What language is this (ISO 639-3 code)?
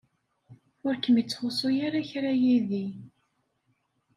kab